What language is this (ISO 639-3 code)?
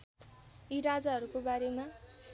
nep